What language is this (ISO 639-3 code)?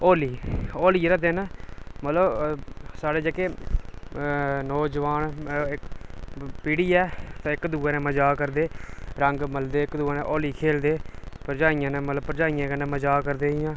doi